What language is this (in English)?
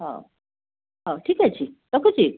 Odia